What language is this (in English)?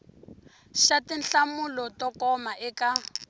Tsonga